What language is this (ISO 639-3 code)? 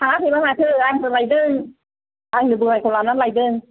brx